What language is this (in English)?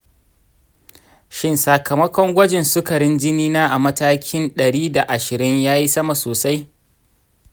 Hausa